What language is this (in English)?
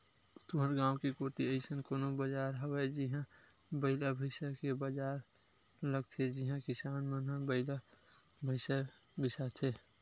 Chhattisgarhi